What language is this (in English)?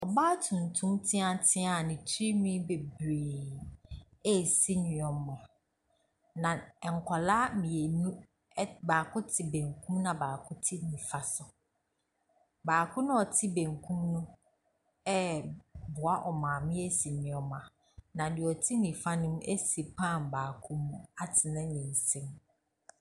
Akan